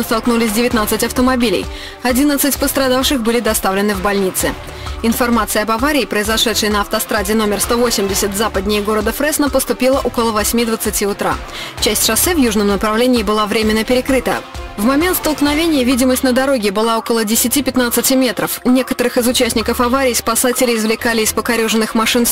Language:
Russian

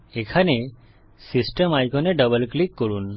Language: Bangla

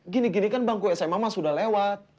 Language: Indonesian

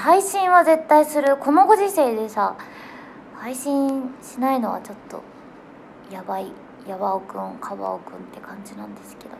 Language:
Japanese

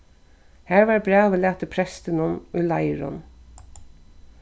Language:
Faroese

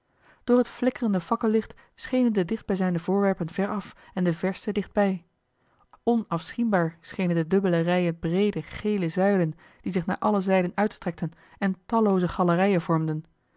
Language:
Dutch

